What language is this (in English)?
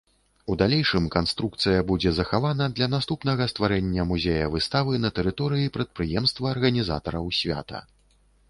Belarusian